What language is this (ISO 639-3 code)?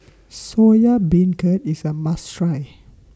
eng